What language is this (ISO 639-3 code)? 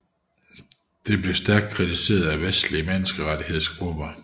dan